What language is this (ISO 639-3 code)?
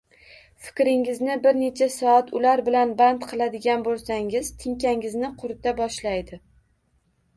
uzb